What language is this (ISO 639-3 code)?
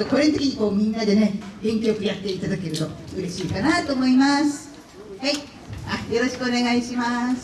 jpn